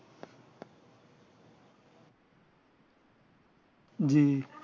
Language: Bangla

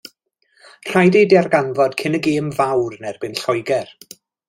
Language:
Welsh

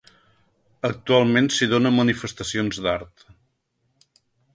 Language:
Catalan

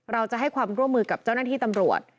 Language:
Thai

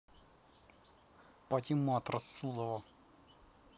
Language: Russian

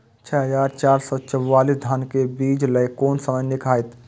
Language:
Maithili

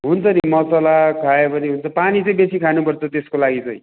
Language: Nepali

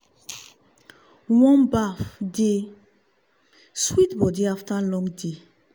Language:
Nigerian Pidgin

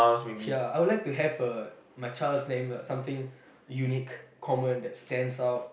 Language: English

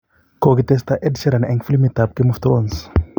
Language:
Kalenjin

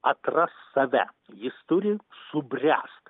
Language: Lithuanian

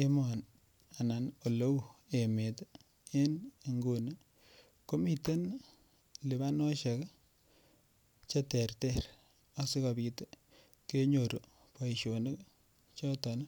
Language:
Kalenjin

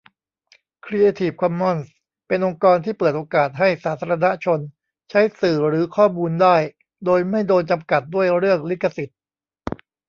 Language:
Thai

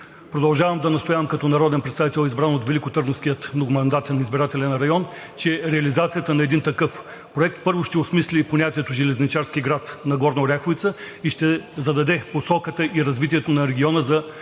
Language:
Bulgarian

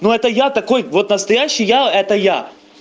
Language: Russian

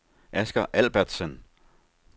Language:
Danish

